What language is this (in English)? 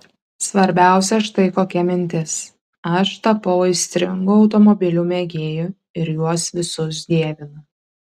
Lithuanian